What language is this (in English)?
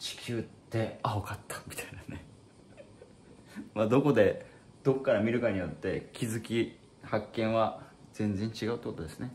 Japanese